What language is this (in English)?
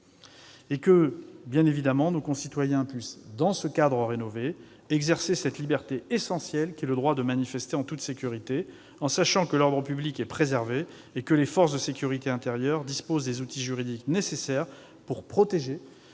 French